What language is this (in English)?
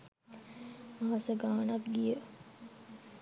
Sinhala